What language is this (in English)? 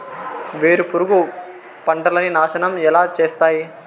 Telugu